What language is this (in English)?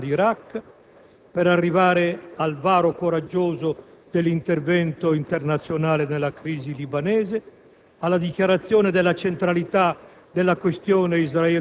Italian